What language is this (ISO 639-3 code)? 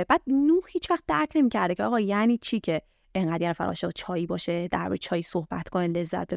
fas